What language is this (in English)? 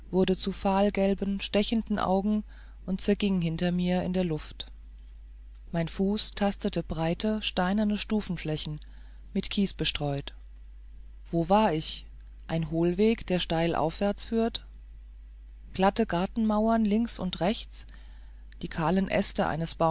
German